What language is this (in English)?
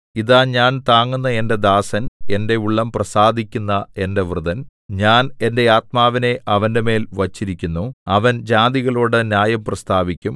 Malayalam